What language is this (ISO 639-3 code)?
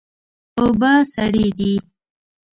pus